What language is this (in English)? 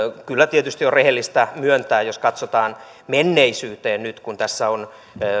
Finnish